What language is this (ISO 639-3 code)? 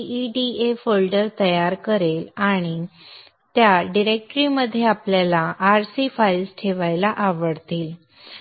mar